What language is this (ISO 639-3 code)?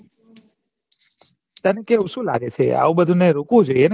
guj